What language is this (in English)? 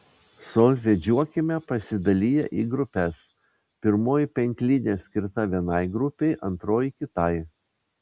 Lithuanian